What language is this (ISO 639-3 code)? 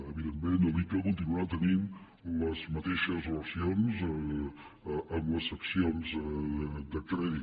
cat